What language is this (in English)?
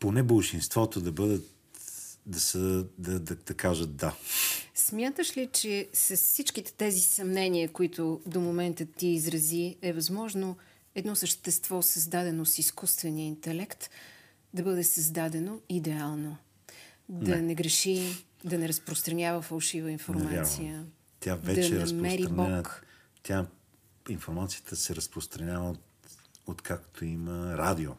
Bulgarian